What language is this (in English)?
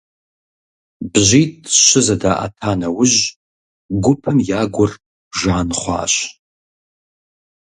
Kabardian